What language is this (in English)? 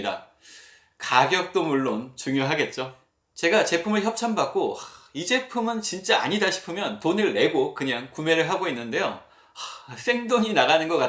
Korean